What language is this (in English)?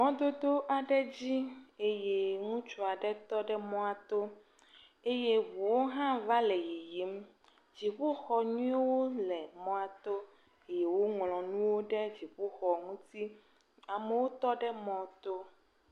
Ewe